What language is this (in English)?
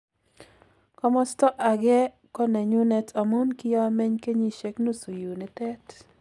Kalenjin